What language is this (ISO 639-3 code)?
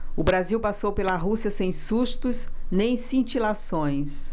por